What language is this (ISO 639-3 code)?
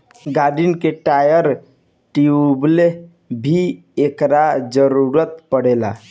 bho